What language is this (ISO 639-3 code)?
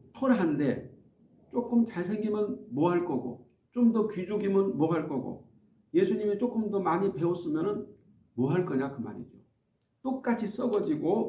kor